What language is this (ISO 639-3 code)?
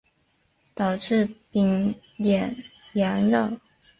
zho